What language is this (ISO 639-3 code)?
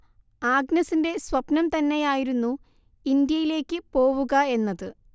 mal